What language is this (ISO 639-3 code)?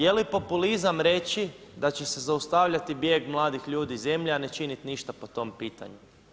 hrv